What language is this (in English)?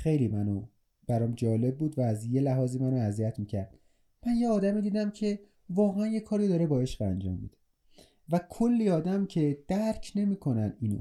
Persian